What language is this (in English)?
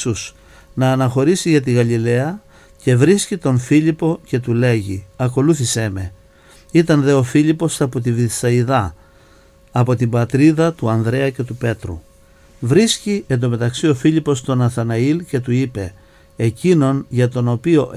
Greek